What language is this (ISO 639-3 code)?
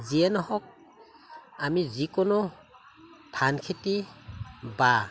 asm